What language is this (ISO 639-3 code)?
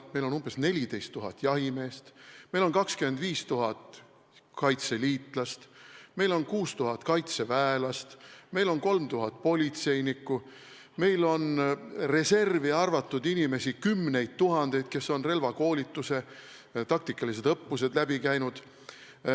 est